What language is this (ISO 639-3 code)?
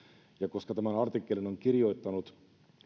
fin